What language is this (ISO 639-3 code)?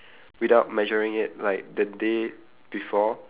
eng